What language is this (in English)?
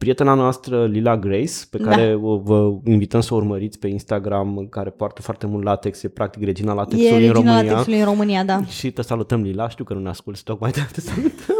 Romanian